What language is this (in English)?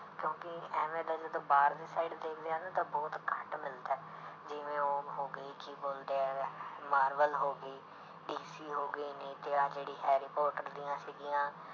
Punjabi